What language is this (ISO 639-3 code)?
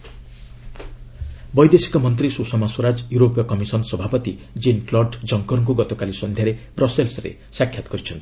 ori